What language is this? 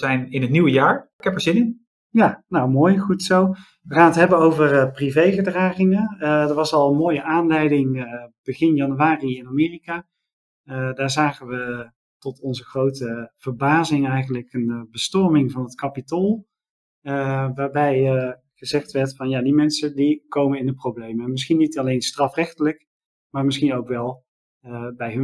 Dutch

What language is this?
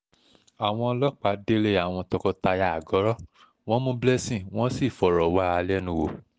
Yoruba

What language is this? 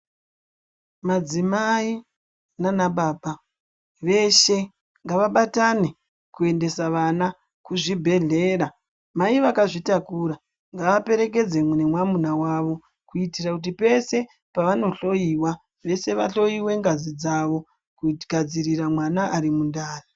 Ndau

